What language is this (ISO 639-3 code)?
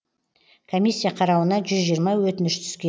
kaz